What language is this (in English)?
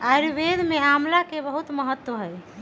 Magahi